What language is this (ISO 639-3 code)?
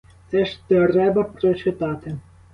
ukr